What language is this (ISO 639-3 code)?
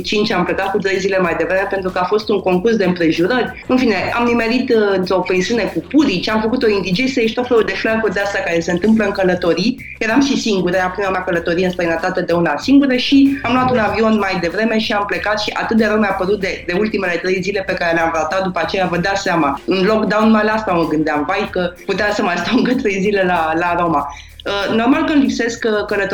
ron